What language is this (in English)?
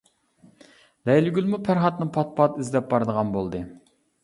Uyghur